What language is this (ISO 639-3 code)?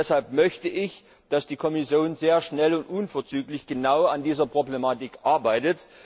deu